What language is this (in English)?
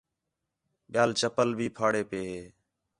Khetrani